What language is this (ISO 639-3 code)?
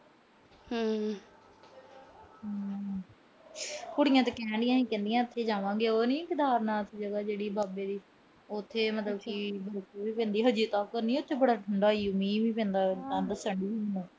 pan